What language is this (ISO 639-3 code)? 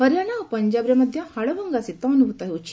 ori